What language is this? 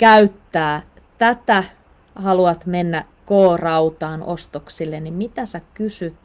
Finnish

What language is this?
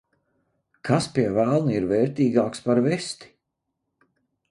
Latvian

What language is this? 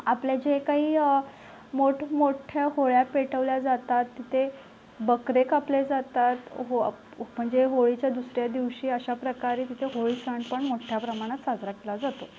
Marathi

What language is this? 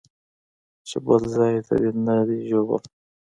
Pashto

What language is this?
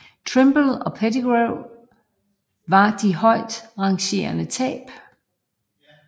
Danish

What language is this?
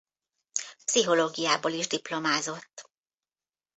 Hungarian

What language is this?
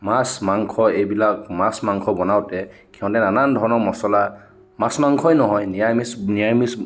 Assamese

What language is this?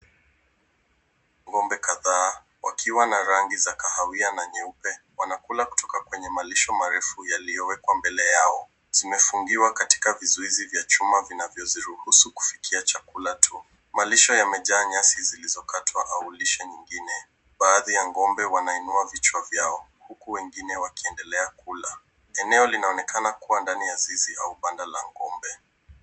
Swahili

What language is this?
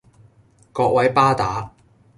Cantonese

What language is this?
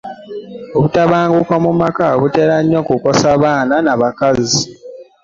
Ganda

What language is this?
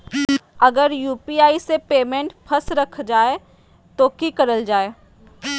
Magahi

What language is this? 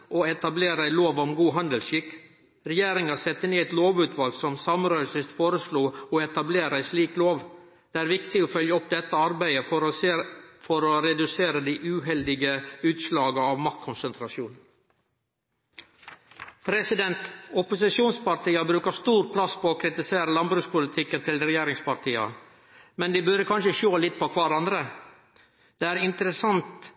Norwegian Nynorsk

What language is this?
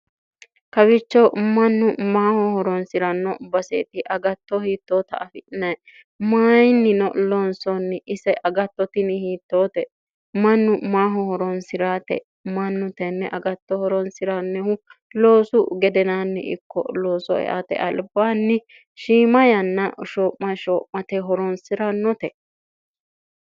Sidamo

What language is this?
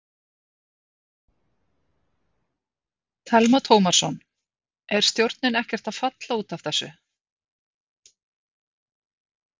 Icelandic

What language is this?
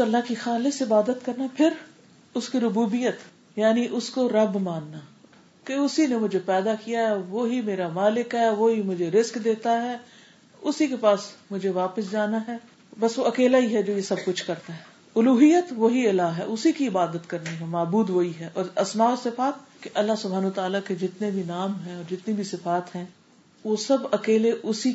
Urdu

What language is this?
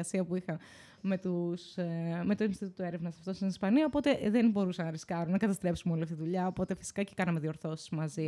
Greek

